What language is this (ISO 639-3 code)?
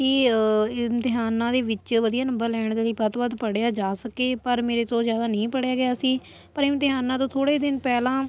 pan